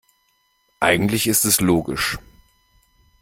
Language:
German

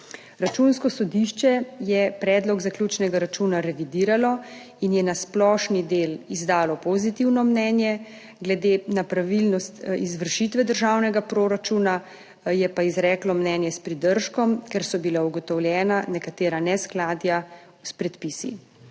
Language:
Slovenian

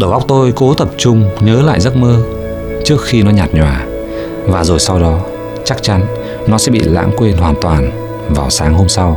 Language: Vietnamese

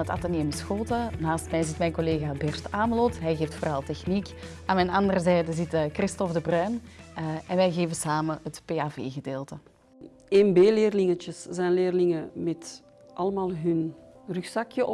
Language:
Dutch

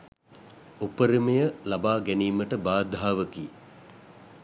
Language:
Sinhala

